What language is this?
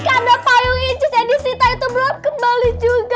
Indonesian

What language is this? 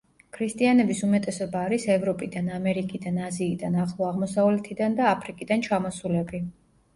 Georgian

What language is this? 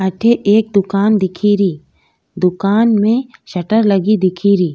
Rajasthani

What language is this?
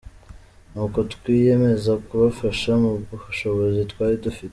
Kinyarwanda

